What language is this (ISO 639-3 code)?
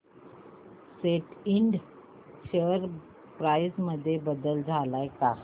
mar